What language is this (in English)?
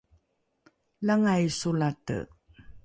Rukai